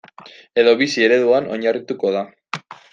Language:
Basque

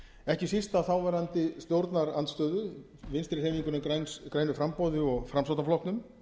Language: Icelandic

